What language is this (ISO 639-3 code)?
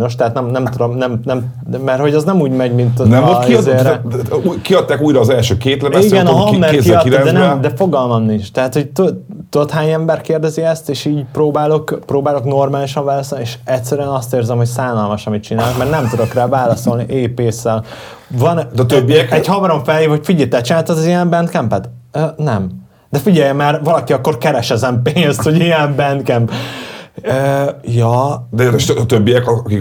hun